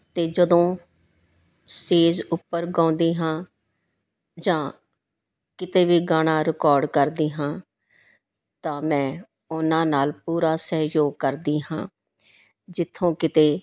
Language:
Punjabi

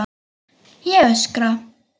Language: Icelandic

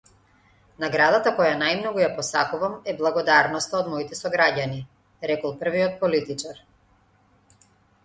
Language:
Macedonian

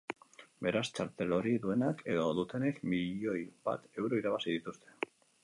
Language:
Basque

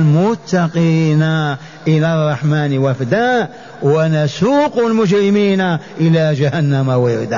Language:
Arabic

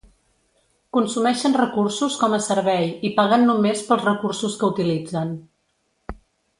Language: Catalan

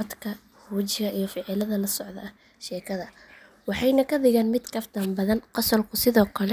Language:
Somali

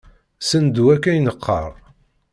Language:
Kabyle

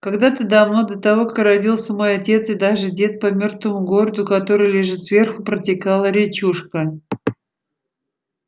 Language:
Russian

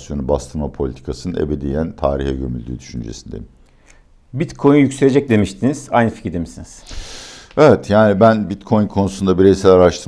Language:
Turkish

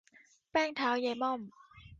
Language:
Thai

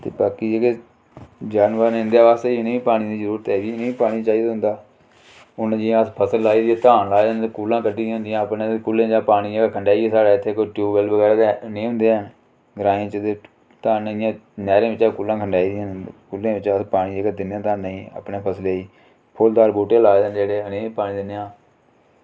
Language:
Dogri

